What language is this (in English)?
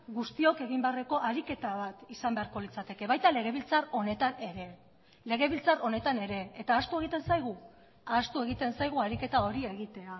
Basque